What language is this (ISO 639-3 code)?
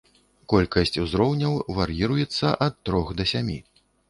bel